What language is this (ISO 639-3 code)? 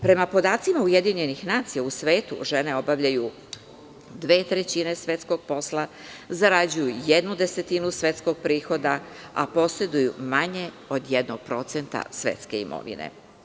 srp